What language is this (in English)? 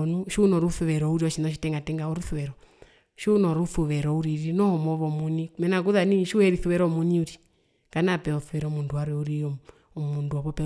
Herero